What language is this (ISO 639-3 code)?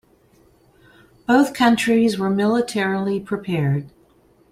eng